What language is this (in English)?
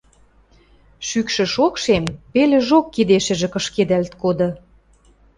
Western Mari